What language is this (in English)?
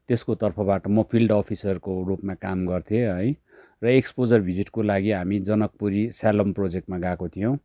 Nepali